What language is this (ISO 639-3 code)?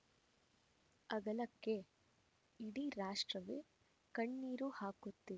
kan